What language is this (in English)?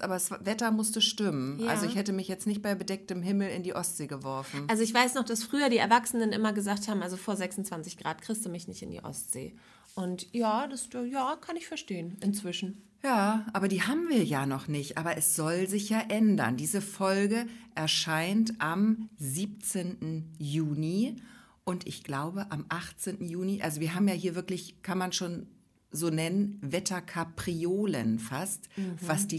German